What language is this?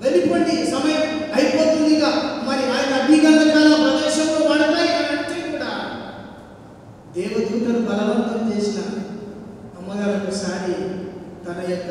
Hindi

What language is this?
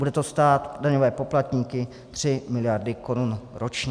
Czech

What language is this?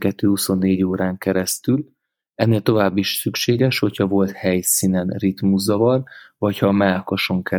Hungarian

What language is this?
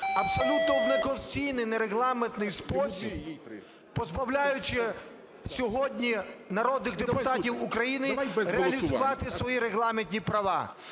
Ukrainian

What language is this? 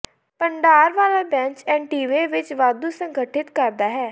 Punjabi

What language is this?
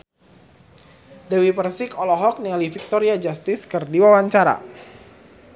Sundanese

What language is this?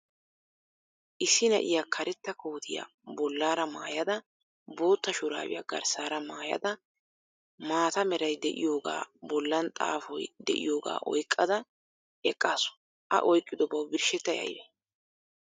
Wolaytta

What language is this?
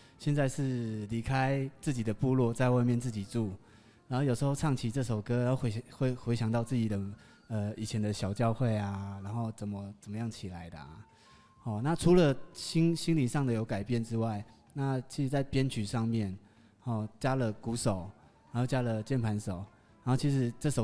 Chinese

